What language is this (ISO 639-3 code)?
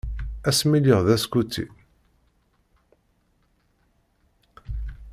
kab